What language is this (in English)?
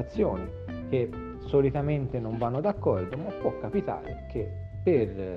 Italian